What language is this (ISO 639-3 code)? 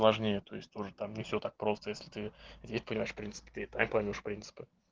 rus